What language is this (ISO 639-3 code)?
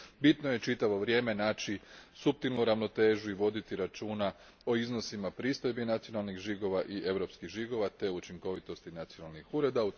hrv